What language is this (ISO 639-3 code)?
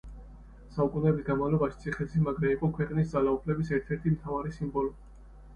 kat